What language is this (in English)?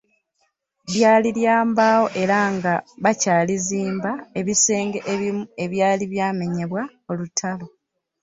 Ganda